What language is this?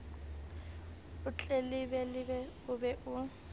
Southern Sotho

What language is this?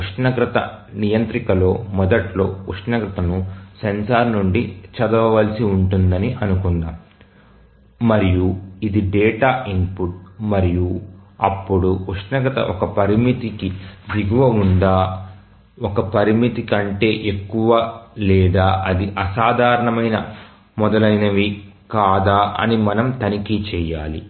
Telugu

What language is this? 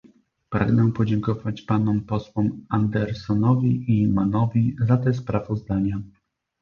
Polish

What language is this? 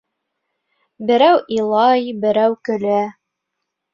Bashkir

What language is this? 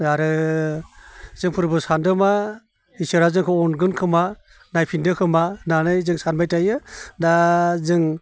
Bodo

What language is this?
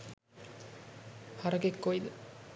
Sinhala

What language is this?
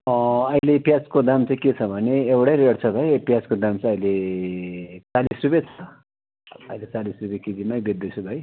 Nepali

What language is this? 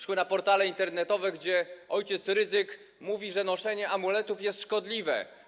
Polish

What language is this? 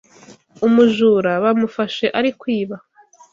Kinyarwanda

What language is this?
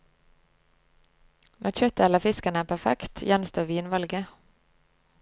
Norwegian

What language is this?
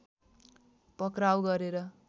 Nepali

